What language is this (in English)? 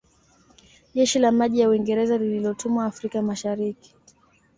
Swahili